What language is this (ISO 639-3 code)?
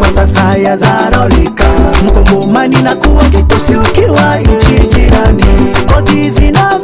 swa